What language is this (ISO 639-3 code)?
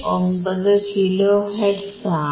mal